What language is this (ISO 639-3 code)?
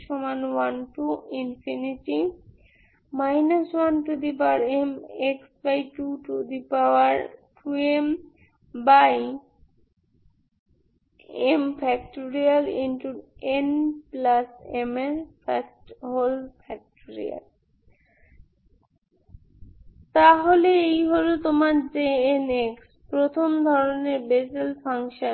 ben